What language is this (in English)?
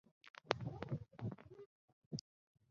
Chinese